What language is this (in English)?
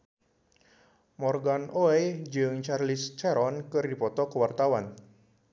Sundanese